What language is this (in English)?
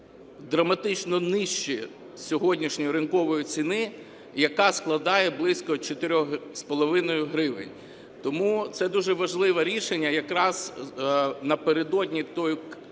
Ukrainian